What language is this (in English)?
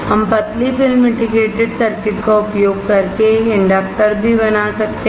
Hindi